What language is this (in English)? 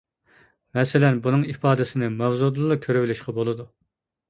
Uyghur